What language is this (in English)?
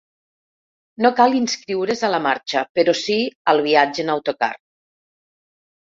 Catalan